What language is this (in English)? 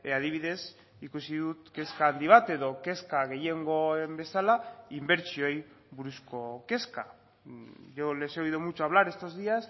Basque